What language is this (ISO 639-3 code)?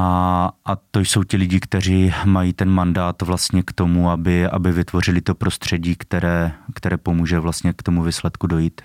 ces